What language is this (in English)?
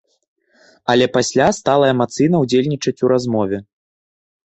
Belarusian